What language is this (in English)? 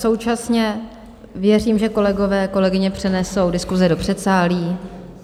Czech